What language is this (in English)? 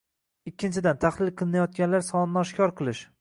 Uzbek